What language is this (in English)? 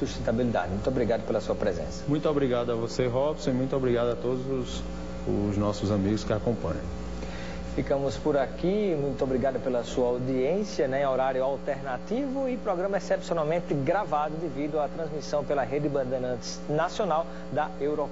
Portuguese